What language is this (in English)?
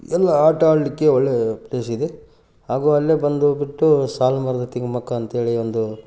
Kannada